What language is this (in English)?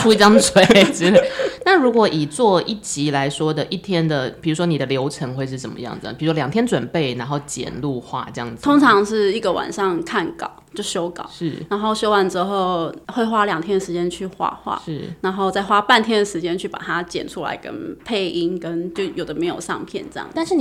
Chinese